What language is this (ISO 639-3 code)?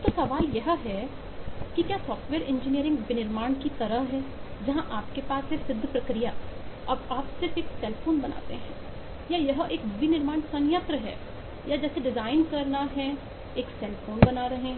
hin